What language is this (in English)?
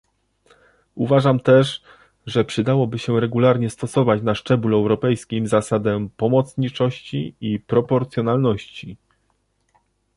Polish